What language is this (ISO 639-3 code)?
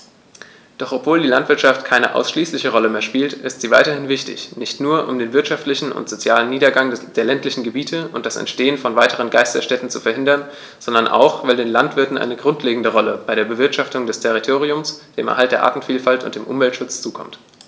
deu